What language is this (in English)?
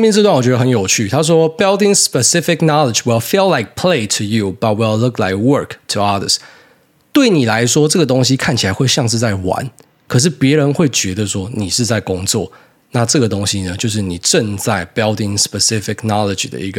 Chinese